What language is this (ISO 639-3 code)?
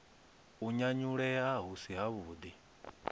ven